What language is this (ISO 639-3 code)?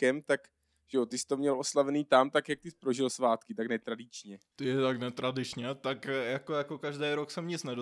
ces